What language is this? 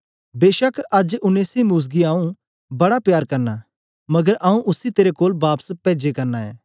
Dogri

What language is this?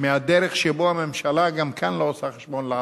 Hebrew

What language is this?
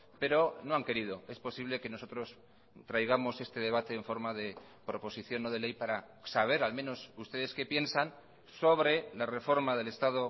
Spanish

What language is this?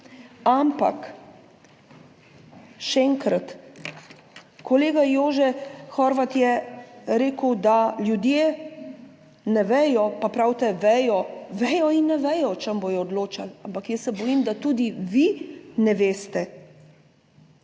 Slovenian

